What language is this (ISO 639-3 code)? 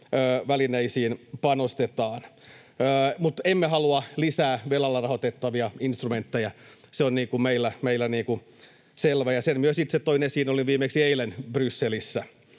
fin